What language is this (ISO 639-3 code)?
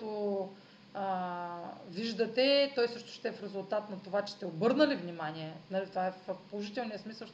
bul